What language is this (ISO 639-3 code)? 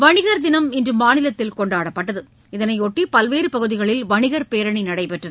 tam